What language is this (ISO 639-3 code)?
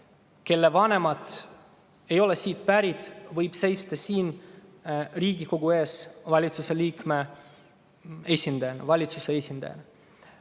est